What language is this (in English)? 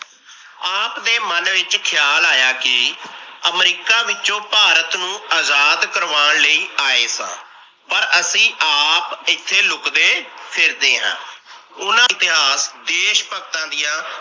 Punjabi